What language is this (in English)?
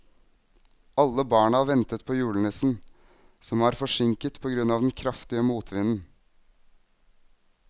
Norwegian